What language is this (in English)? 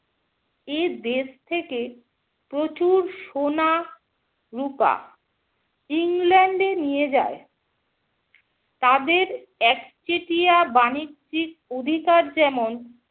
Bangla